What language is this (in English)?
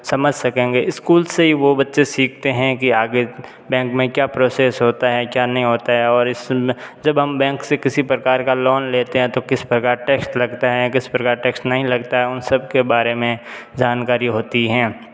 Hindi